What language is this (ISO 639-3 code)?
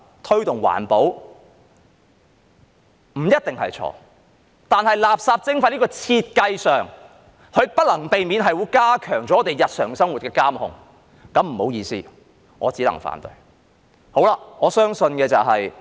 yue